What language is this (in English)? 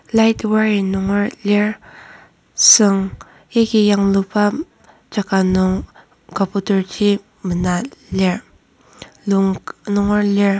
Ao Naga